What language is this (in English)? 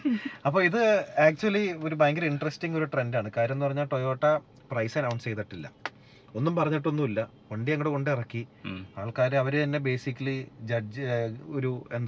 Malayalam